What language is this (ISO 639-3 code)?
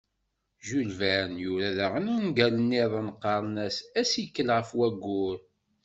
kab